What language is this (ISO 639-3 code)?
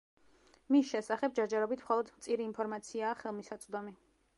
kat